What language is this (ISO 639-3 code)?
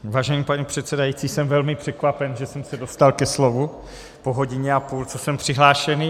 ces